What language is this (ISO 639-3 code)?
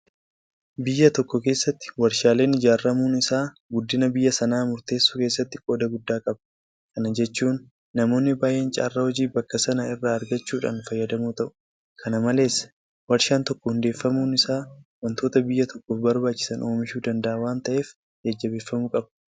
orm